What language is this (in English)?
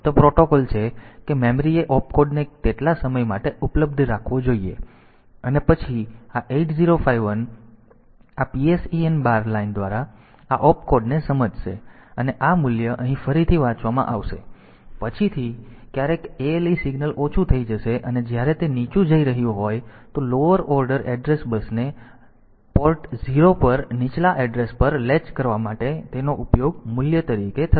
Gujarati